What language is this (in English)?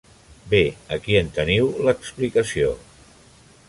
Catalan